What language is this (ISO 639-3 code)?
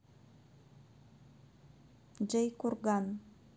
rus